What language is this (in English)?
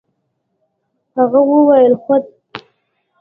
Pashto